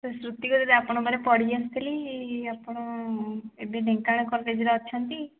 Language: Odia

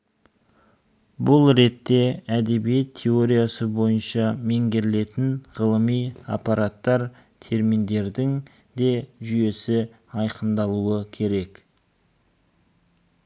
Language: Kazakh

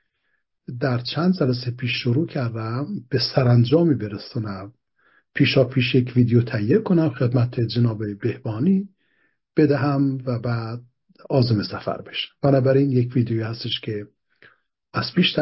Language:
Persian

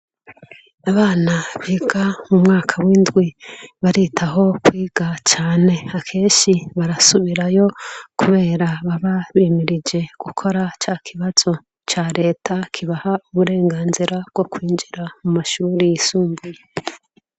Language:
Rundi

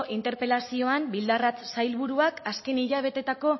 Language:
Basque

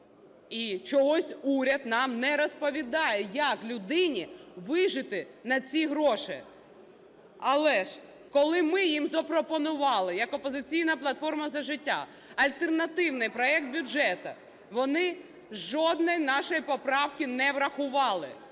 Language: Ukrainian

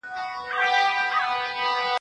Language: Pashto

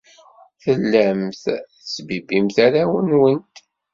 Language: Kabyle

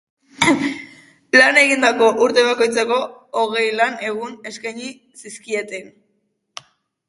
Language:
Basque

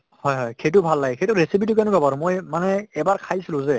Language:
Assamese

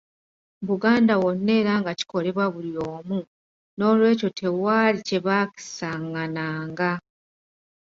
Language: Ganda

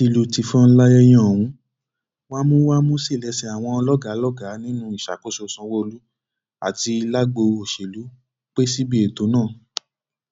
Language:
Yoruba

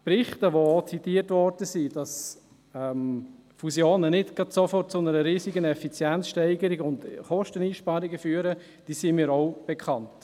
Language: Swiss German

